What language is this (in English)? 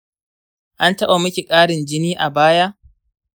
Hausa